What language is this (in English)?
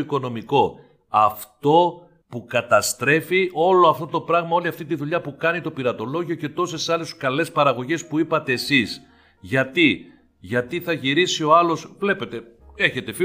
Greek